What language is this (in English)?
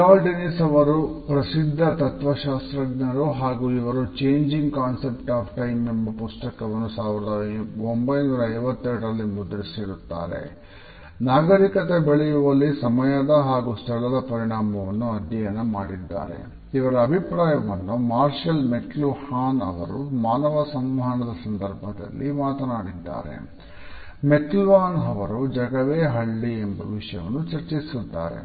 Kannada